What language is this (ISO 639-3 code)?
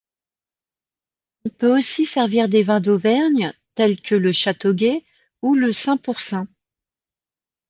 fra